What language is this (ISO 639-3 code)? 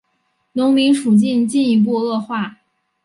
zho